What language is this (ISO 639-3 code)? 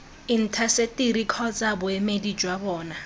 tsn